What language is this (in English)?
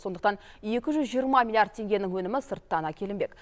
Kazakh